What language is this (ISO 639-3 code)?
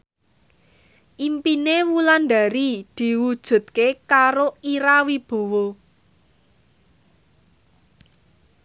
jav